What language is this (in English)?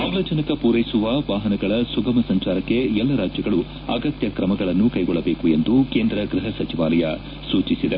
Kannada